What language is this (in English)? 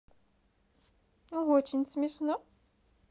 Russian